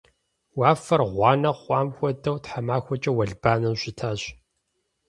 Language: Kabardian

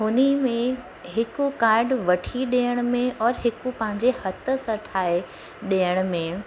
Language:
Sindhi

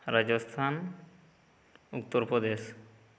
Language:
Santali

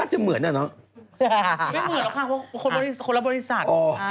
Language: Thai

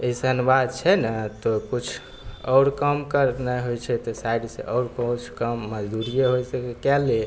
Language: Maithili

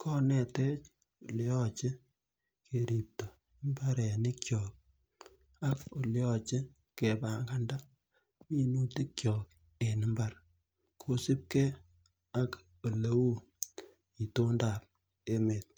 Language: Kalenjin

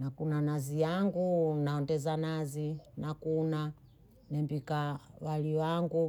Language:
Bondei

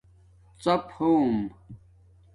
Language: Domaaki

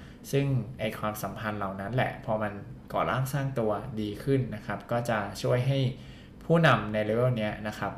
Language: Thai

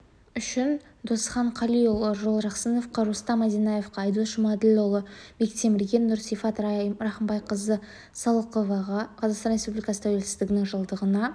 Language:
Kazakh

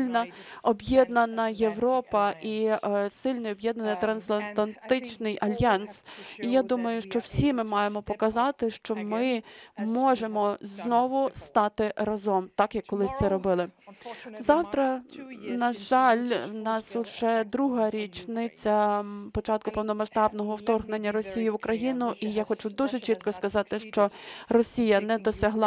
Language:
Ukrainian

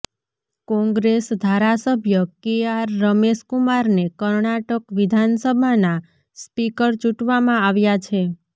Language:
Gujarati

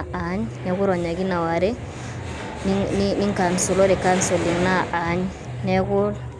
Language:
Masai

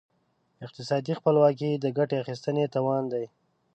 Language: Pashto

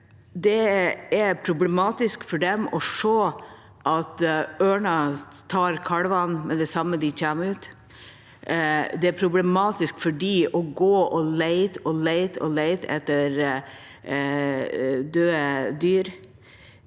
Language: Norwegian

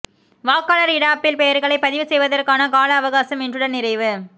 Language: Tamil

